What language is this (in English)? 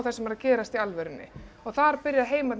Icelandic